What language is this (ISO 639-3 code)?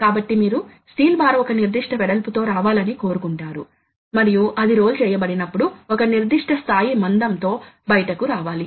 tel